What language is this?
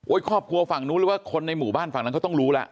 Thai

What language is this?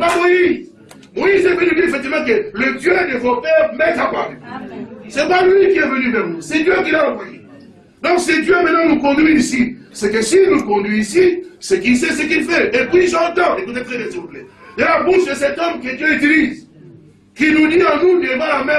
French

